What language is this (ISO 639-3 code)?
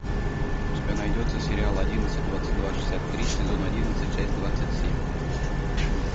rus